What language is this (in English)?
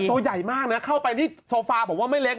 Thai